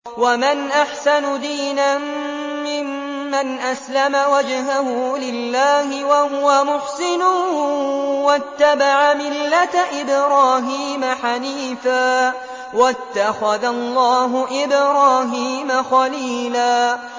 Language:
Arabic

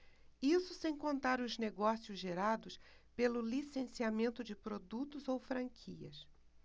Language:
Portuguese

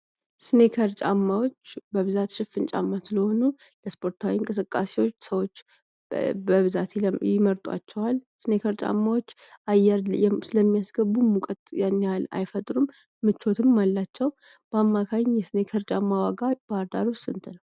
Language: Amharic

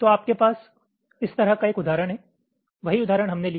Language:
Hindi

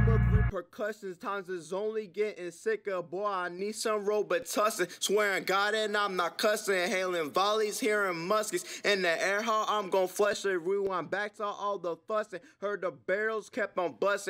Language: English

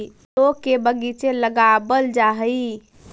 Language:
Magahi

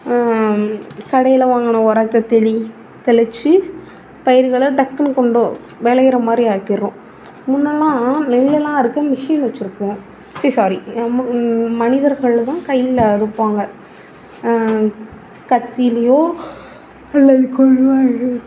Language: Tamil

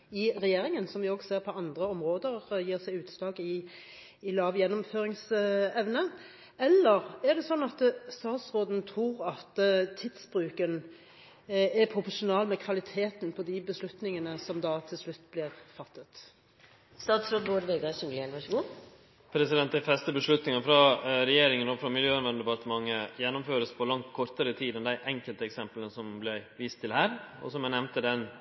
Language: Norwegian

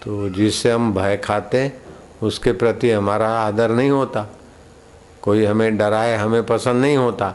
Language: Hindi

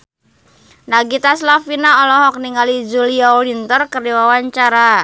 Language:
Sundanese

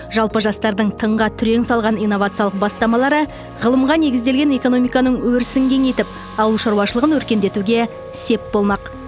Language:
Kazakh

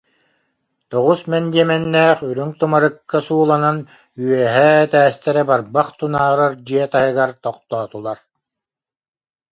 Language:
Yakut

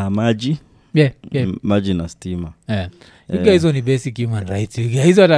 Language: Swahili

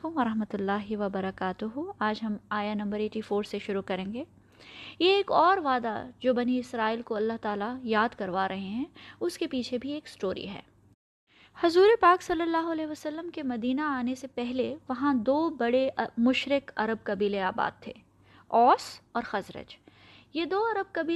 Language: Urdu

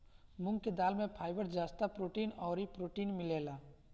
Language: Bhojpuri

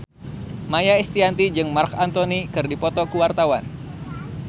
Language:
Sundanese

